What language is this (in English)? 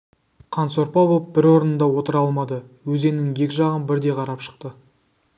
Kazakh